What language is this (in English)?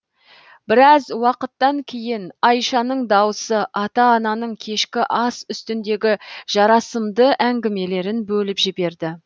Kazakh